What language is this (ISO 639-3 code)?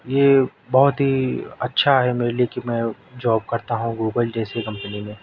urd